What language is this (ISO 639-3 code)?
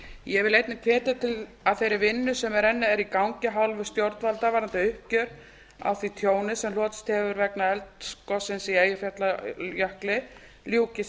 isl